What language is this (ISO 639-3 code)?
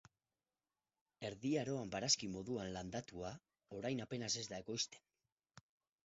eus